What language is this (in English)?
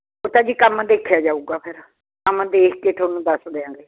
Punjabi